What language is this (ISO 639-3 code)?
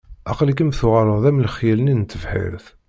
kab